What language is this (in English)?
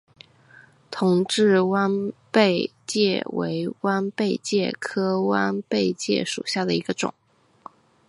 Chinese